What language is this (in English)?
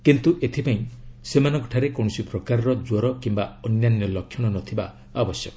Odia